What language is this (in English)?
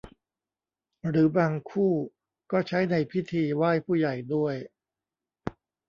Thai